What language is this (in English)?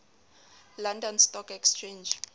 Southern Sotho